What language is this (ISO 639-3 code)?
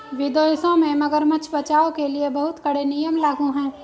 hin